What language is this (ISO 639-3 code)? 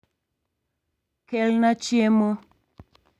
luo